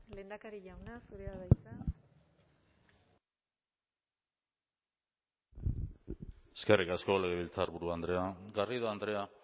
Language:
Basque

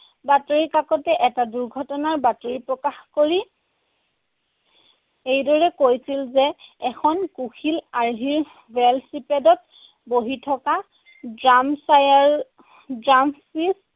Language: Assamese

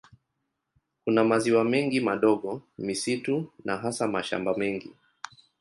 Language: Swahili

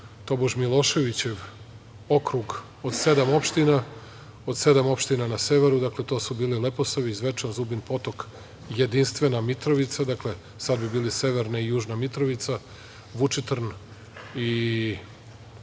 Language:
Serbian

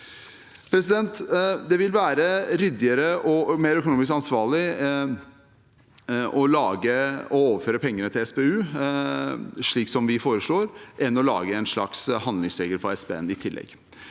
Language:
Norwegian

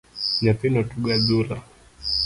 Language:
Luo (Kenya and Tanzania)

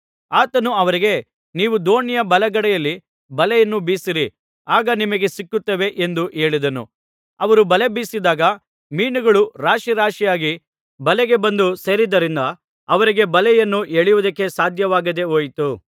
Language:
Kannada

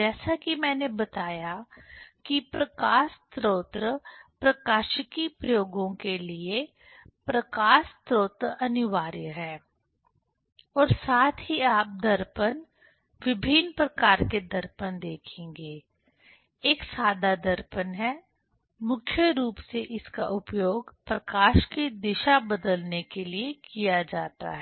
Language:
Hindi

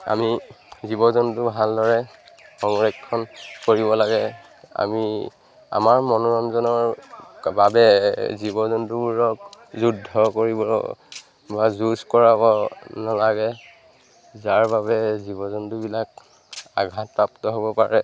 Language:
Assamese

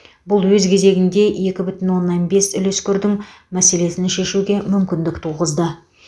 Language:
Kazakh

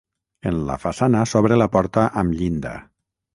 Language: Catalan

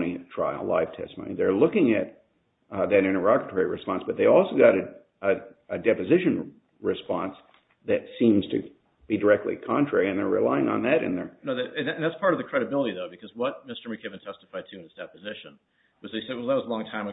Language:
English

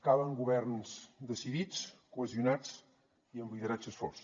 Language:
Catalan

